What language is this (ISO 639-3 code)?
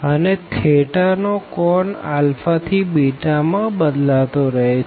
guj